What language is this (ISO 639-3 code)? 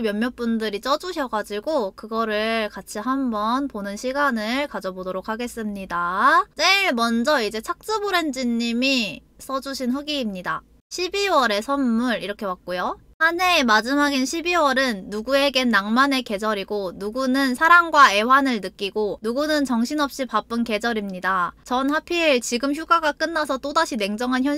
kor